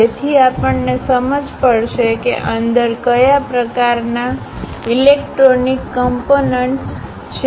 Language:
Gujarati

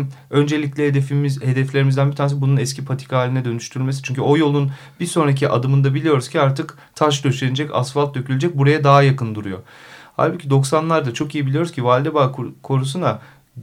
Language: Turkish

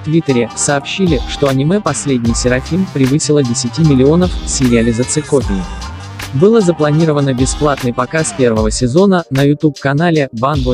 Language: Russian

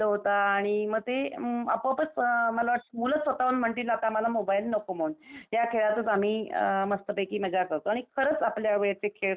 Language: Marathi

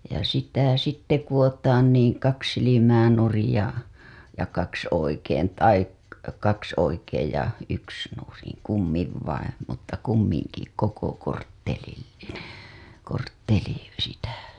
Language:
Finnish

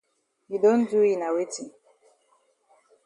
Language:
Cameroon Pidgin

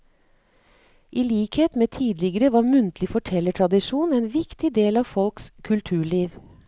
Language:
Norwegian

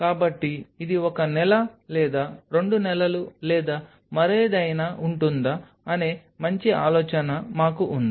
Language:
Telugu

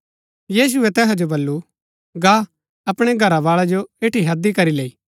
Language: Gaddi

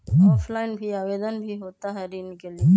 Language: Magahi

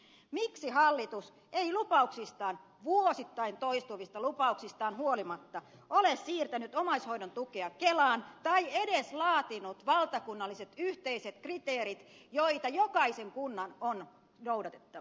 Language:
Finnish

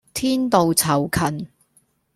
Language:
Cantonese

